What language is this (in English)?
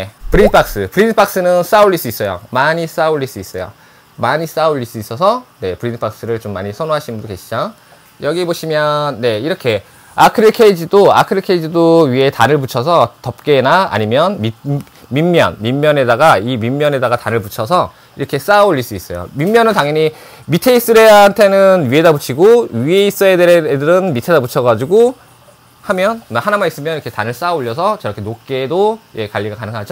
Korean